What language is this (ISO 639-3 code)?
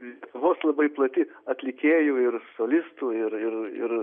lit